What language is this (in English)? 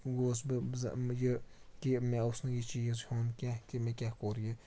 Kashmiri